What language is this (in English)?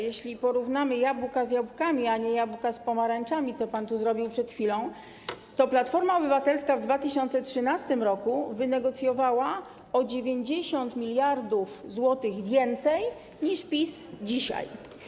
Polish